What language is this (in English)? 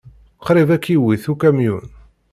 Kabyle